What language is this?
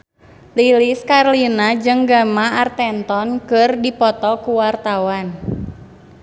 Sundanese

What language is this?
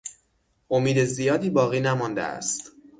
Persian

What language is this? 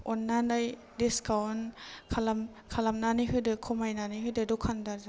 Bodo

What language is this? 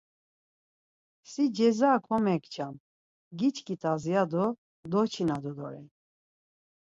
Laz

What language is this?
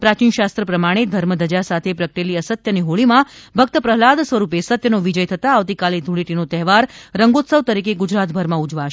Gujarati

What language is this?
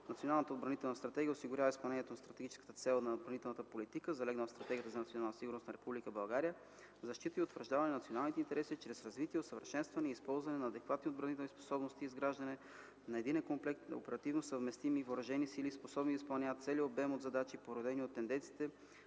Bulgarian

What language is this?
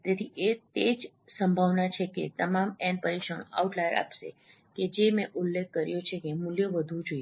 Gujarati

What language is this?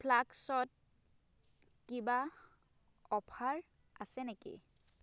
Assamese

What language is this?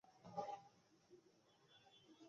Bangla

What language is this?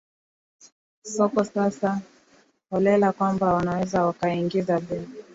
Swahili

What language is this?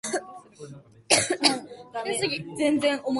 Japanese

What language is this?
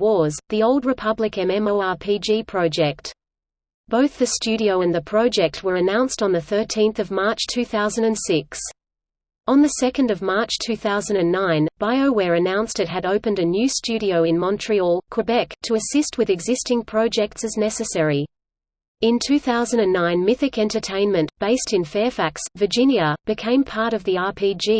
English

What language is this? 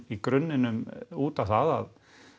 Icelandic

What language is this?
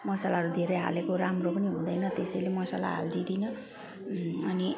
Nepali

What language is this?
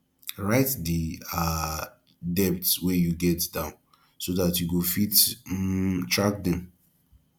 Nigerian Pidgin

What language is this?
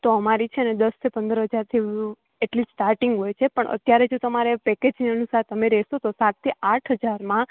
Gujarati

